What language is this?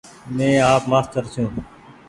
Goaria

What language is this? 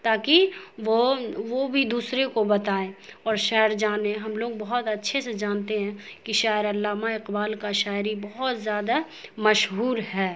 Urdu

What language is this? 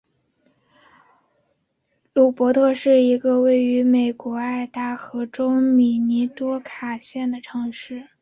Chinese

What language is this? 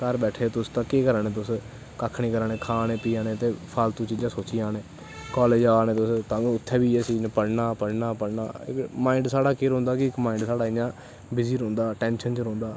Dogri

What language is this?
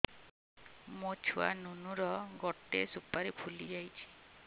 Odia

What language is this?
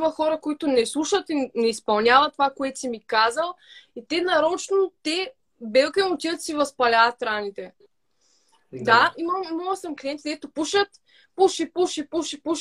Bulgarian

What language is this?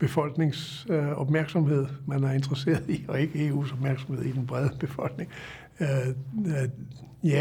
Danish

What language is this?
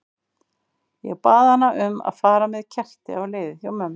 Icelandic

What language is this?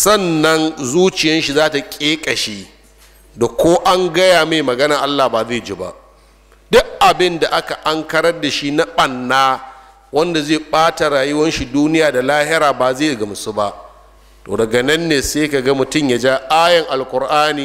Arabic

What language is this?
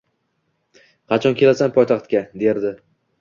Uzbek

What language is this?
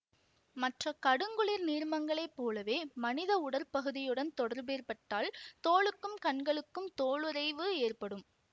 Tamil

